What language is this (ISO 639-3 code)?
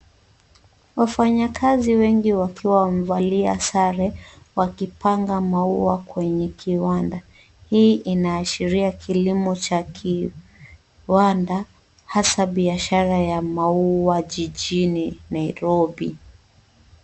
swa